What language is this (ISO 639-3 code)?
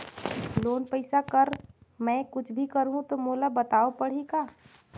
hne